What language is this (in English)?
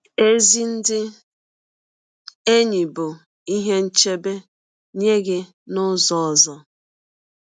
Igbo